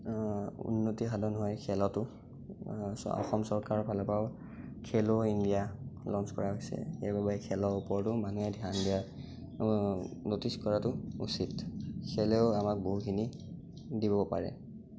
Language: Assamese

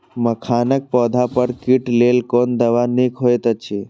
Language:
Maithili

